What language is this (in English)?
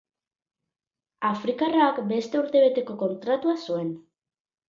Basque